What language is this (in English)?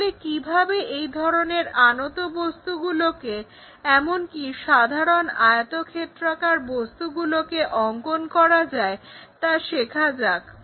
Bangla